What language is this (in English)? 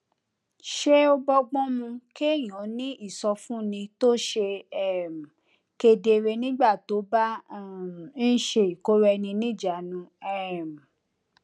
Yoruba